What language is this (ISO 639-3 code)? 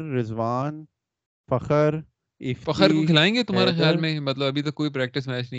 urd